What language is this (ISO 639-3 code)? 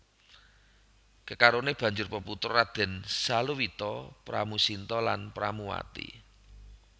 jav